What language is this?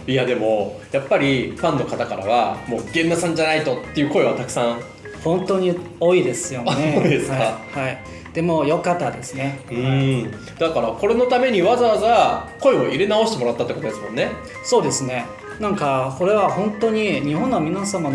Japanese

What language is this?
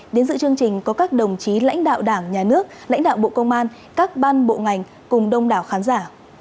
Vietnamese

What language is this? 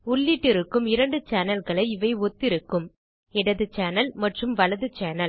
Tamil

